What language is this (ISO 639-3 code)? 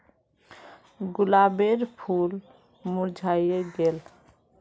mag